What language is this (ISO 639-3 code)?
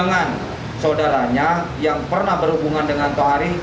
ind